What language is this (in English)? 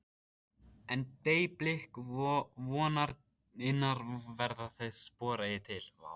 Icelandic